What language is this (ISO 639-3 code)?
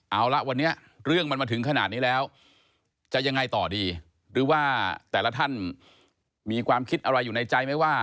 tha